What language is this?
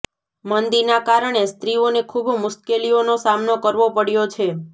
Gujarati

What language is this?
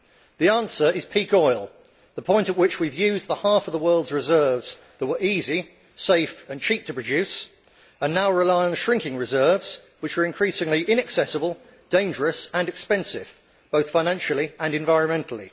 English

